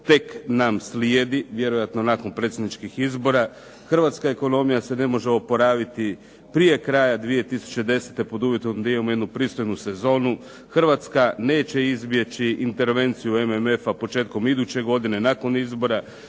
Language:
Croatian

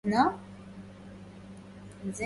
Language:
Arabic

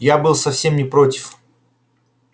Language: Russian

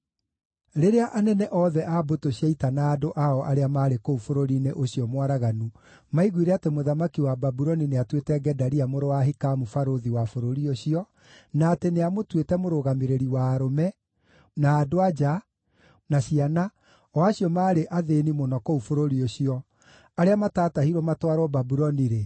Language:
Kikuyu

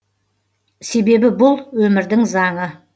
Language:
Kazakh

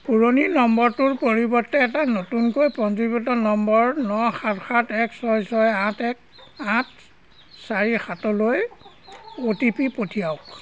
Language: Assamese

